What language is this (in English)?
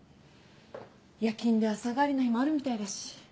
Japanese